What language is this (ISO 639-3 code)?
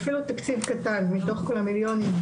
heb